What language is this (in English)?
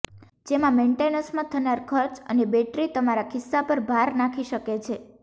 Gujarati